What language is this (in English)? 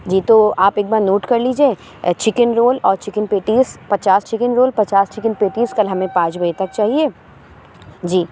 Urdu